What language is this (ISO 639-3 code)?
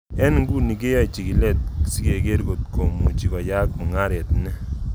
kln